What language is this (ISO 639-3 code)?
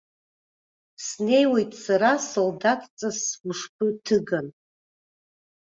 abk